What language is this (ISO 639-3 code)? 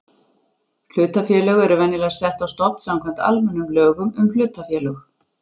isl